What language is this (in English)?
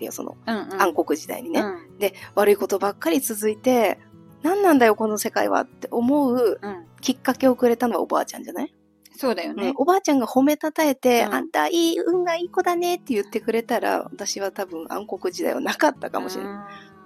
Japanese